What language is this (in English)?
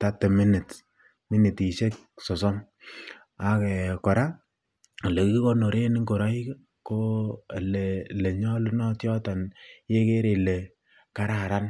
Kalenjin